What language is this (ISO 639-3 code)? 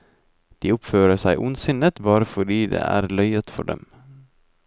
nor